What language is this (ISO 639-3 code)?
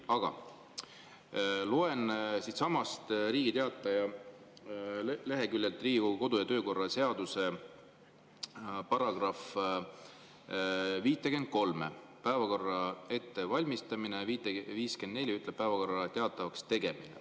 est